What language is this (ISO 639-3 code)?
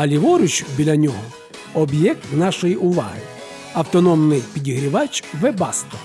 ukr